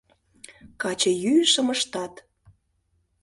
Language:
Mari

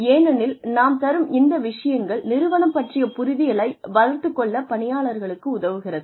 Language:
Tamil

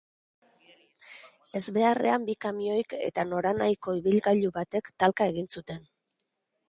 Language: Basque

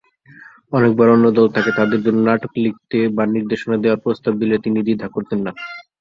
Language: Bangla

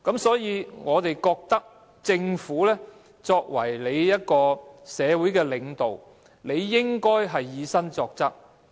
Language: Cantonese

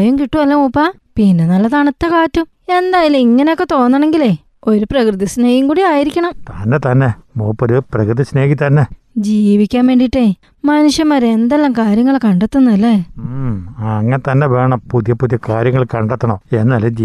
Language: Malayalam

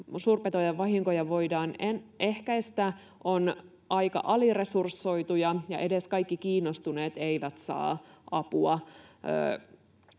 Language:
Finnish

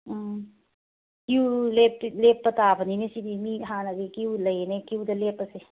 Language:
Manipuri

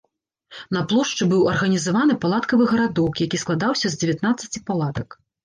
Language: Belarusian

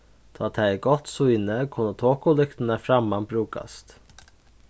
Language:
Faroese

